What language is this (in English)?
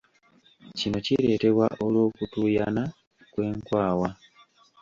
Ganda